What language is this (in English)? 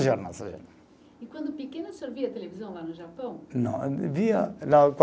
Portuguese